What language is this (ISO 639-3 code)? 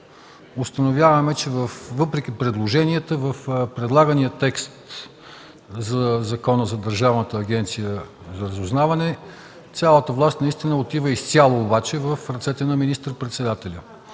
bul